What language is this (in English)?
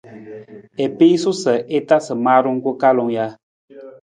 Nawdm